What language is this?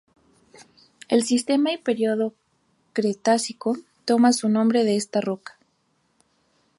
Spanish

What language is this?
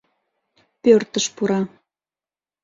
Mari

